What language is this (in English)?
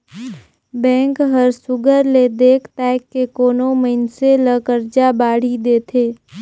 Chhattisgarhi